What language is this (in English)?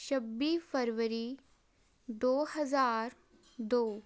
Punjabi